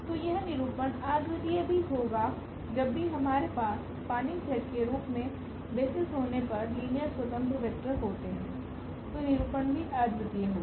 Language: Hindi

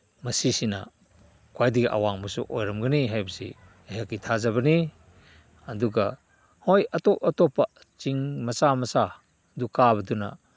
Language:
Manipuri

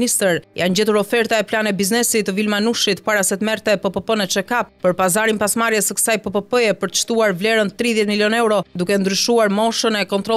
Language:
Romanian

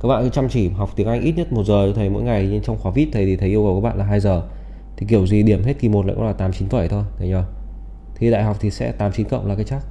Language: Vietnamese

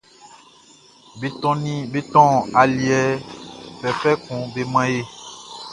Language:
Baoulé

